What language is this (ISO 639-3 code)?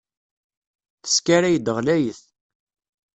kab